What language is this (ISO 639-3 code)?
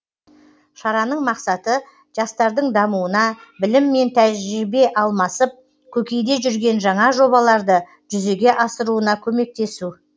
kaz